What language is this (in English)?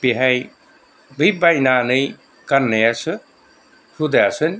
Bodo